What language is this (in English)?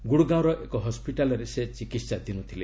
Odia